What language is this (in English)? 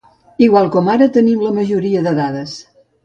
Catalan